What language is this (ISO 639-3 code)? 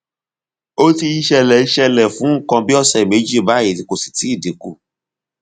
yor